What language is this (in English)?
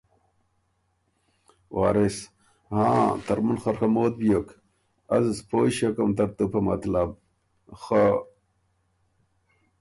Ormuri